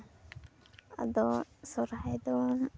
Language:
Santali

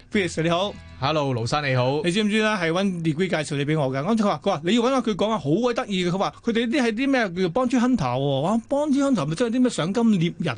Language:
Chinese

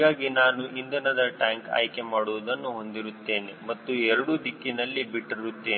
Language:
Kannada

